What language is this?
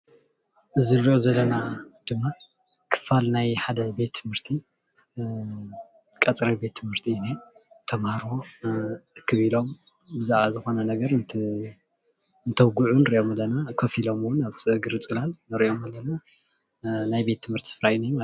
Tigrinya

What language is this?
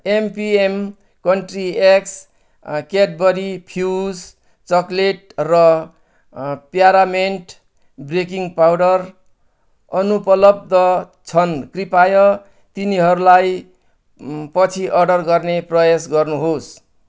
Nepali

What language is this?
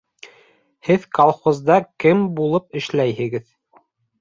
Bashkir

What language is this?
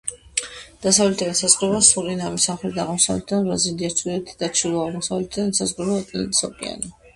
Georgian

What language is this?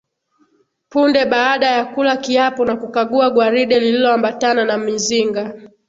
Swahili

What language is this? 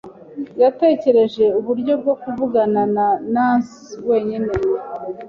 Kinyarwanda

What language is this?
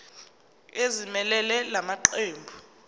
Zulu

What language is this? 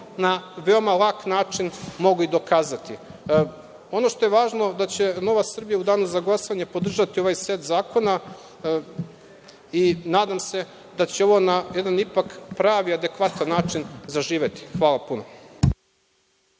Serbian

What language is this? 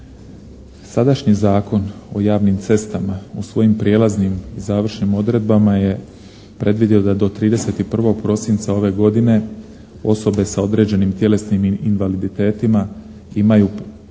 Croatian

